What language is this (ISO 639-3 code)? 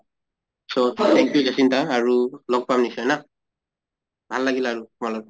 asm